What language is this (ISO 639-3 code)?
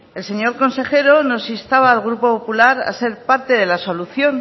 spa